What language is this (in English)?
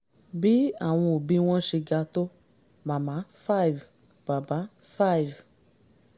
Yoruba